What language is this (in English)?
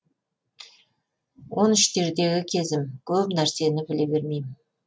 Kazakh